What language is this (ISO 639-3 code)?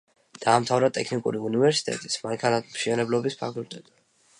kat